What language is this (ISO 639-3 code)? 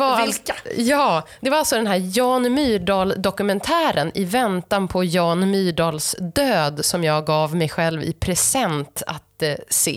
swe